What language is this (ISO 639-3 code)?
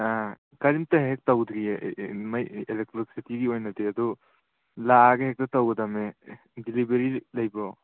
mni